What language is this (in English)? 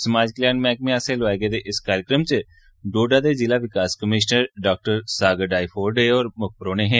Dogri